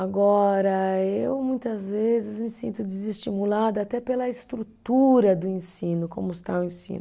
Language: Portuguese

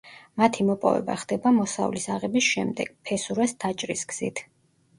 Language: Georgian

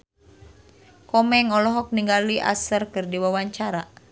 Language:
Sundanese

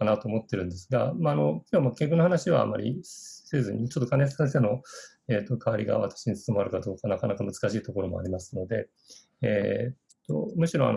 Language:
Japanese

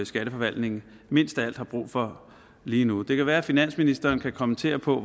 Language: Danish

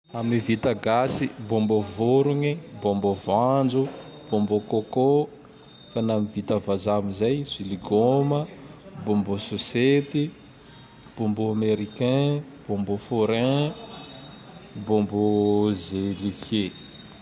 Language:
Tandroy-Mahafaly Malagasy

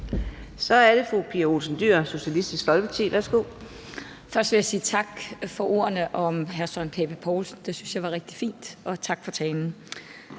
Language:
Danish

